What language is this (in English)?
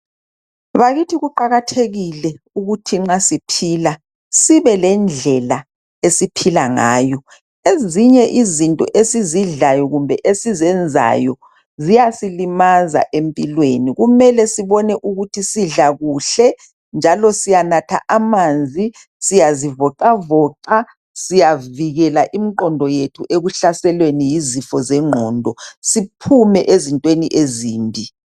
North Ndebele